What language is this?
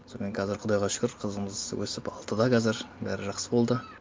Kazakh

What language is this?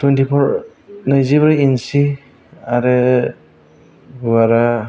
Bodo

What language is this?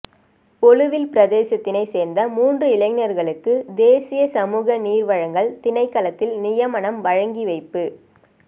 Tamil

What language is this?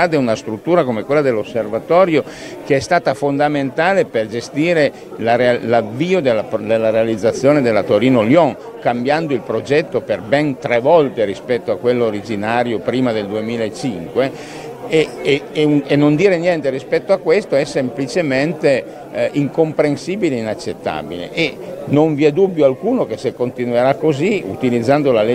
Italian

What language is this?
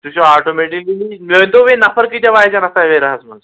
Kashmiri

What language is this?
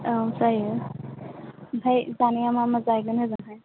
Bodo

